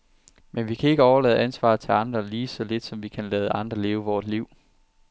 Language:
Danish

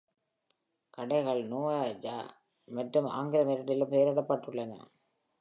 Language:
Tamil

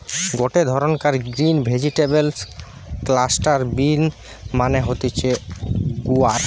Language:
Bangla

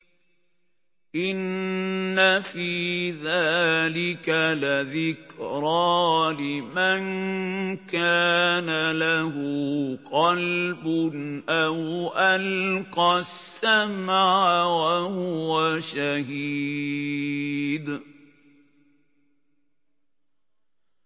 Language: Arabic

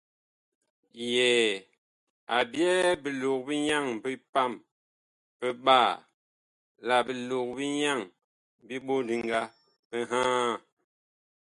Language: Bakoko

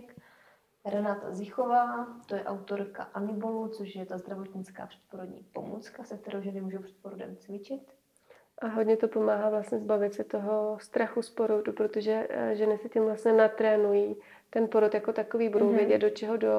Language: Czech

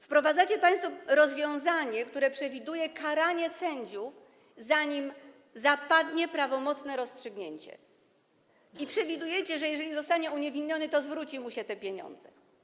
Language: Polish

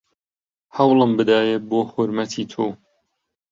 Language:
Central Kurdish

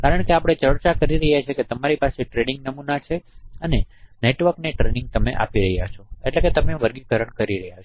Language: Gujarati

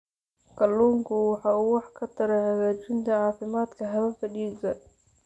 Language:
Somali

